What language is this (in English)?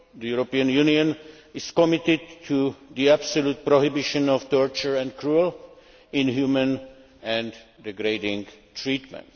English